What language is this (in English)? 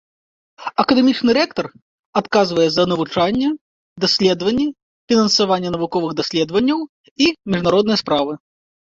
Belarusian